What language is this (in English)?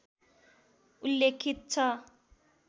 Nepali